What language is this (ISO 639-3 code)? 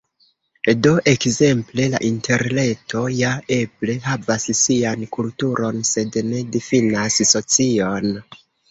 epo